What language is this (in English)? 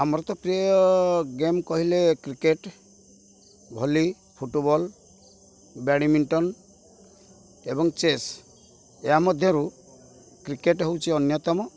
Odia